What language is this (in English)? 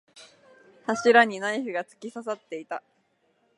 Japanese